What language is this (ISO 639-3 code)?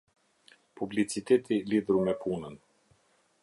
sqi